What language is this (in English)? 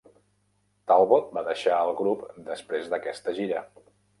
Catalan